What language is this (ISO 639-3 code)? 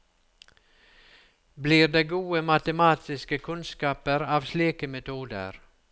nor